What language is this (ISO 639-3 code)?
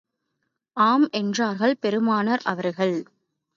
tam